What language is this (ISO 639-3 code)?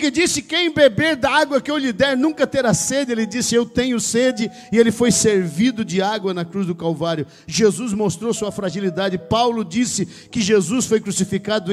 por